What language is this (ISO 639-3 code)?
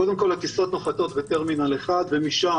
heb